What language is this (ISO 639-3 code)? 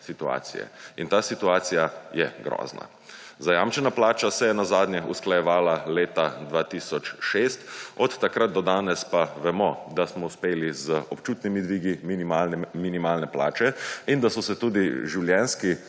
slv